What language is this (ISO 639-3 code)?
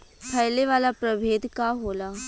bho